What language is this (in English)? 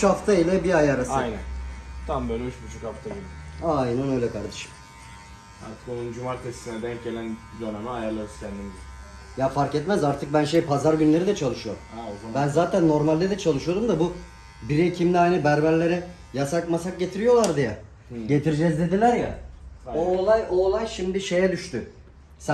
Turkish